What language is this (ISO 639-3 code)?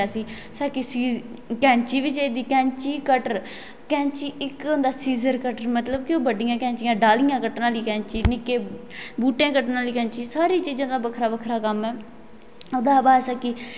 doi